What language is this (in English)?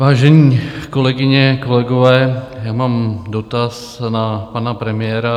Czech